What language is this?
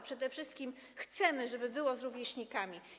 Polish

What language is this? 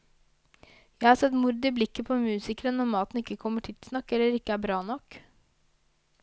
Norwegian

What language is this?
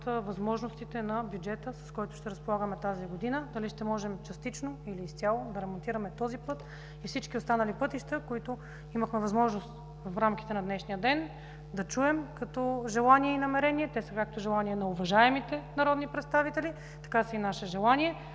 Bulgarian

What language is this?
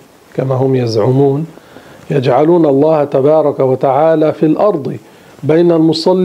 Arabic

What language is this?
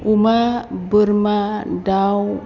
Bodo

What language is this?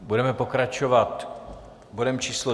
Czech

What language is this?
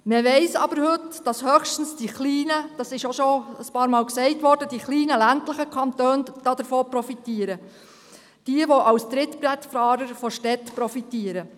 Swiss German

